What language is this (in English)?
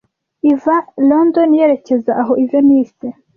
Kinyarwanda